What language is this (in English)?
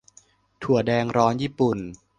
Thai